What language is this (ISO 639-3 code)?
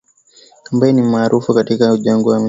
swa